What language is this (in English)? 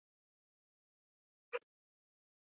Spanish